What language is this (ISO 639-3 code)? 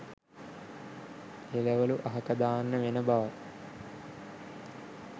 sin